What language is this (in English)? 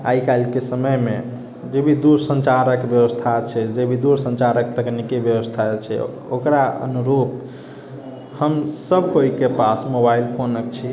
Maithili